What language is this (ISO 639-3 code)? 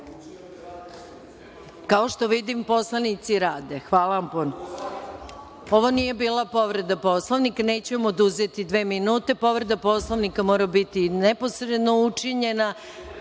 srp